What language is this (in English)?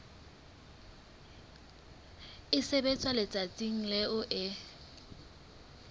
Southern Sotho